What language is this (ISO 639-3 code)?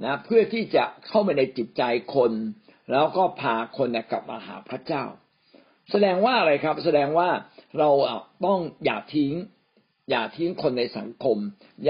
tha